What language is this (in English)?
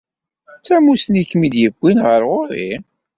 Kabyle